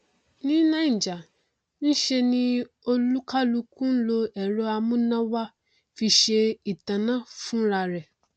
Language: Yoruba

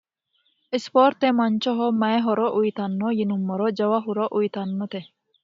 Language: Sidamo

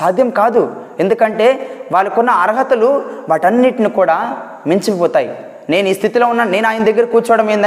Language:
Telugu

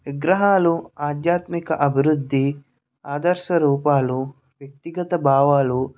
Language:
Telugu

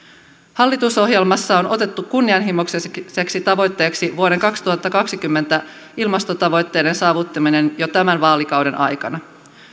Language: Finnish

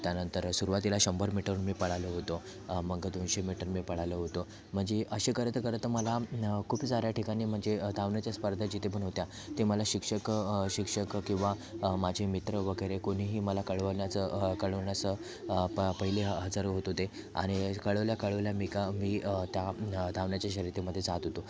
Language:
Marathi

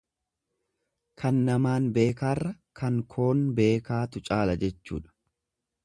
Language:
Oromo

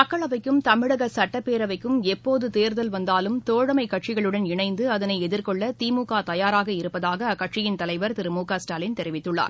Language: Tamil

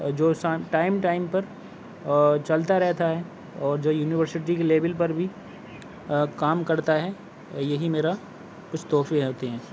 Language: Urdu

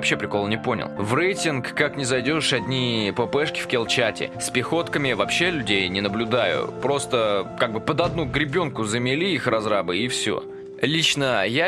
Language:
Russian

